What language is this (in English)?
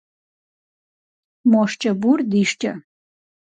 Kabardian